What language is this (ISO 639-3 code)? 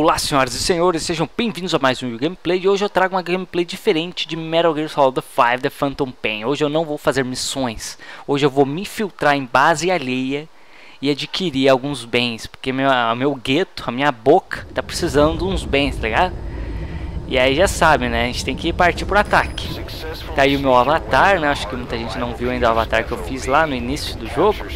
por